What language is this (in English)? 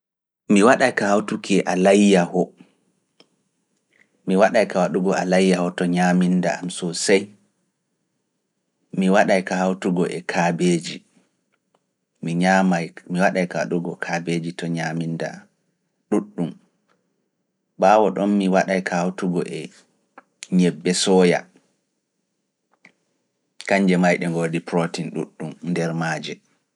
Fula